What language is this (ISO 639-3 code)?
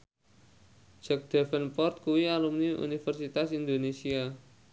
jav